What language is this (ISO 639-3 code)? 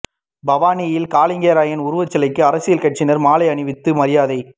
tam